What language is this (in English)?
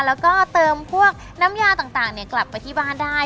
Thai